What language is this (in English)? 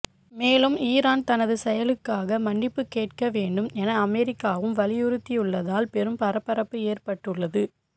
Tamil